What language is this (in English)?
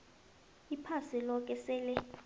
South Ndebele